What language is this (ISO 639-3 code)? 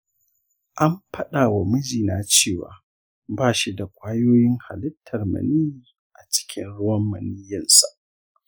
hau